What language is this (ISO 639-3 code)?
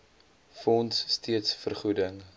afr